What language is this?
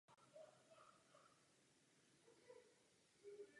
Czech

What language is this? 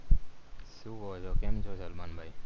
Gujarati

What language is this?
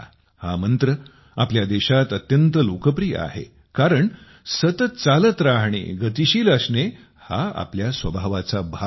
Marathi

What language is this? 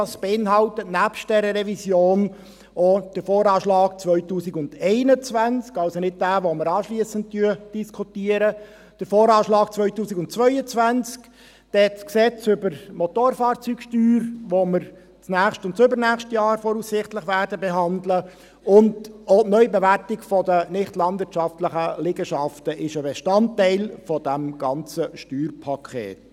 Swiss German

